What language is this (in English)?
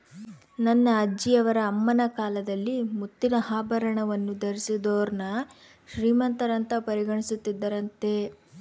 Kannada